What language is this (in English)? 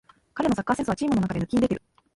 Japanese